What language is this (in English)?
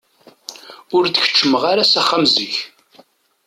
Kabyle